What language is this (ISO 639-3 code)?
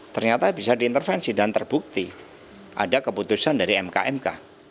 ind